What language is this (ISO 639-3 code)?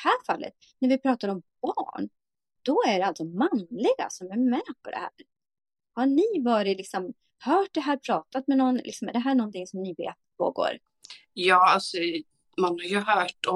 swe